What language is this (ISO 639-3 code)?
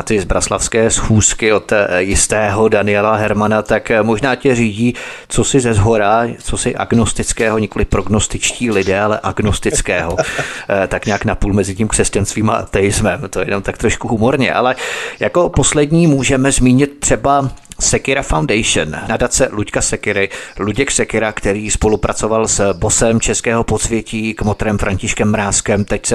ces